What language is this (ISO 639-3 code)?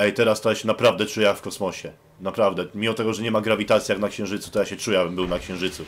pol